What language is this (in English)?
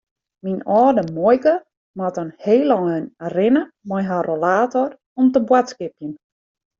Western Frisian